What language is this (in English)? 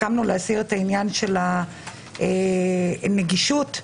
Hebrew